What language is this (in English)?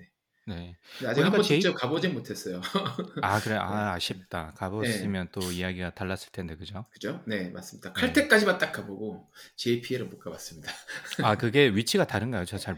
Korean